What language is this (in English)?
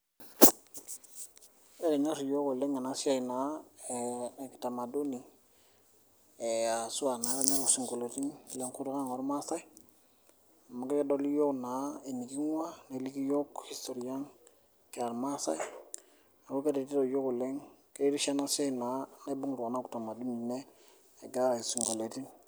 Masai